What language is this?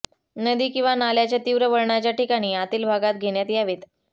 Marathi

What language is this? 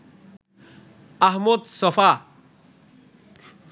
Bangla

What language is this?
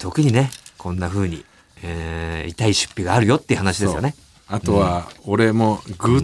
Japanese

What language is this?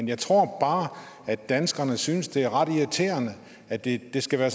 Danish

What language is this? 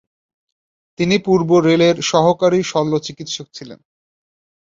Bangla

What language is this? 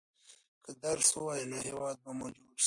Pashto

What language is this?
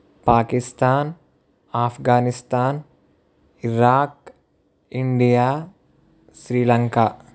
Telugu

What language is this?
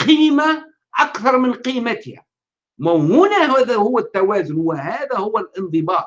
Arabic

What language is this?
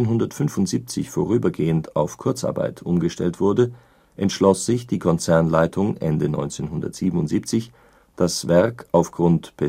German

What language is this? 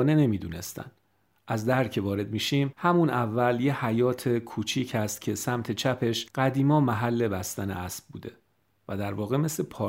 Persian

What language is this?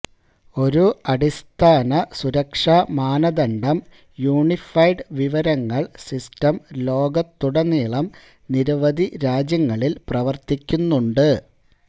Malayalam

